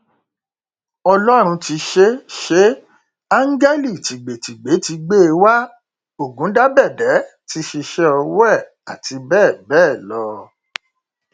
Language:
Yoruba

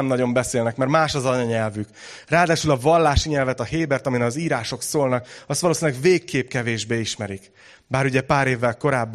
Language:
Hungarian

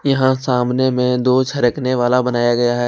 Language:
Hindi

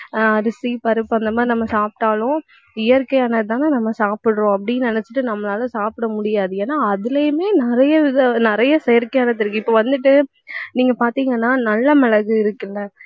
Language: Tamil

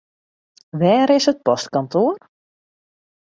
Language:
Western Frisian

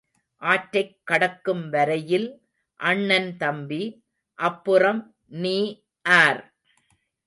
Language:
Tamil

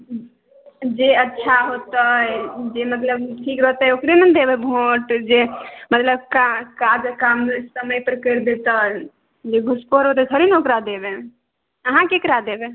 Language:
Maithili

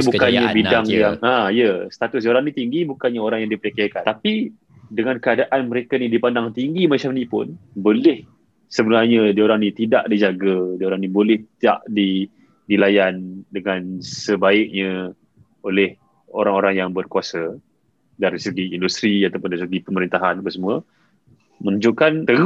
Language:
Malay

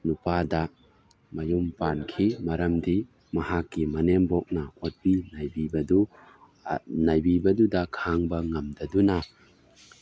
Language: Manipuri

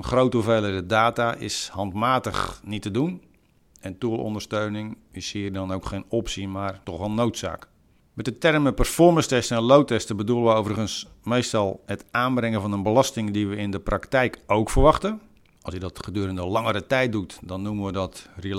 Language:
Dutch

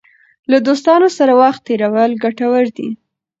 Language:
Pashto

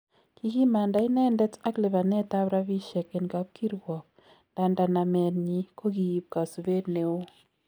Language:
Kalenjin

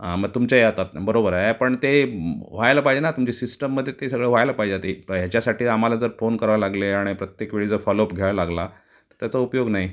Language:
Marathi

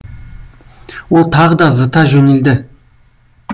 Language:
Kazakh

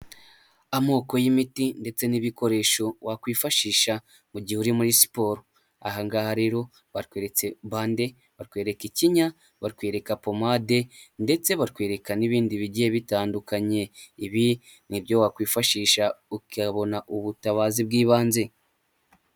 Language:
Kinyarwanda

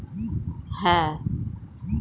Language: Bangla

